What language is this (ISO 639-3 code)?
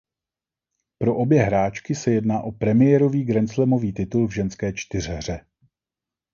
ces